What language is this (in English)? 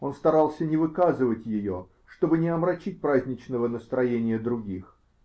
Russian